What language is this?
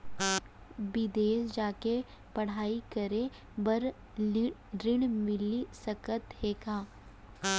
Chhattisgarhi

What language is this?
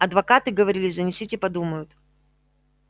Russian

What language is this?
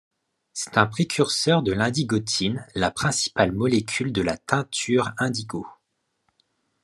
French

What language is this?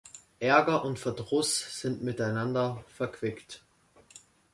German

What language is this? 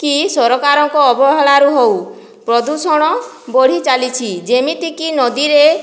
Odia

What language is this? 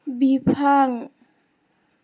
Bodo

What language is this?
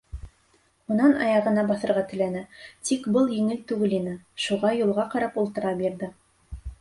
Bashkir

